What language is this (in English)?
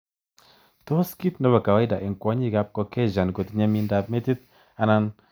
Kalenjin